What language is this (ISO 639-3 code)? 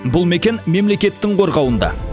kaz